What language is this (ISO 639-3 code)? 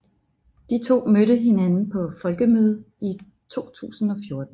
dan